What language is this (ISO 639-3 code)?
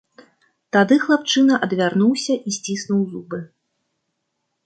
bel